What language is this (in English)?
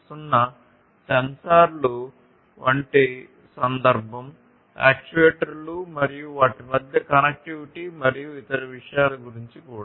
Telugu